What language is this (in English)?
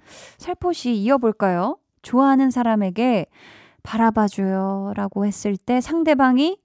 Korean